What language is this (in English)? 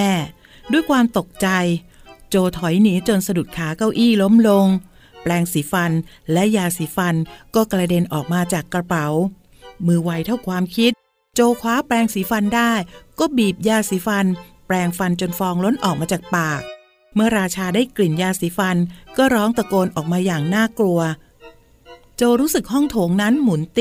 Thai